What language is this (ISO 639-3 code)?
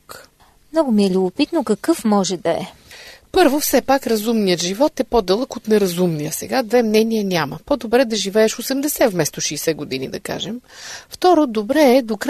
bul